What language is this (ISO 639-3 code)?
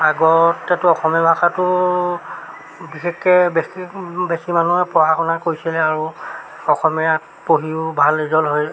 asm